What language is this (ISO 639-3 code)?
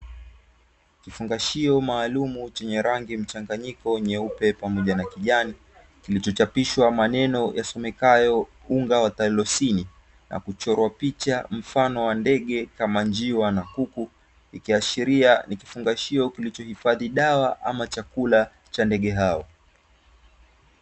swa